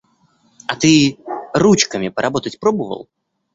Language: Russian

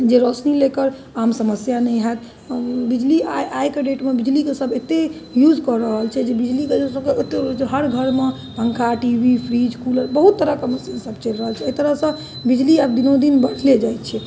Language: Maithili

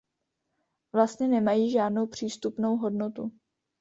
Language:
Czech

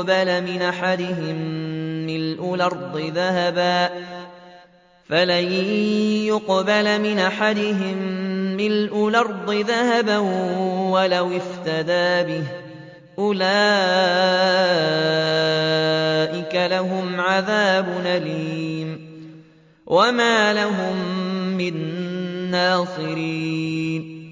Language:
Arabic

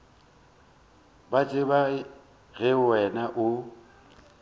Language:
Northern Sotho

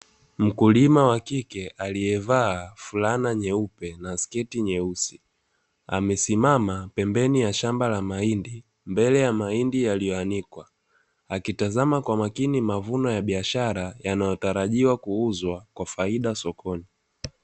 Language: Swahili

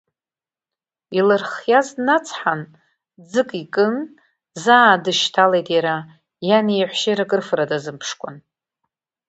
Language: Abkhazian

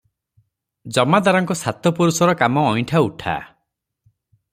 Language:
Odia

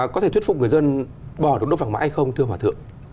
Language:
Vietnamese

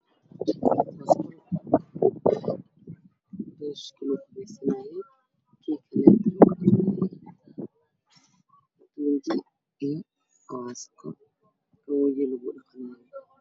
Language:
Somali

